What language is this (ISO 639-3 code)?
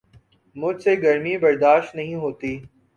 urd